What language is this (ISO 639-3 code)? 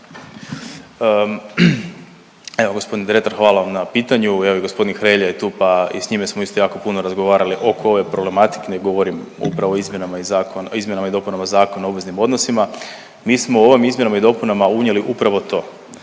hrv